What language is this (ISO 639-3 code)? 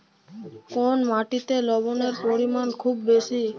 ben